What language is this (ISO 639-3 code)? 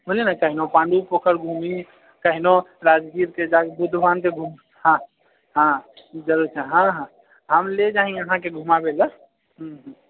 mai